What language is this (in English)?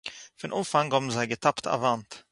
Yiddish